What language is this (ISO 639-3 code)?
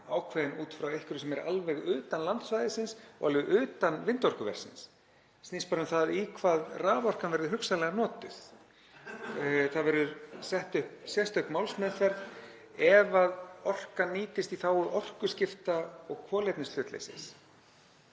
isl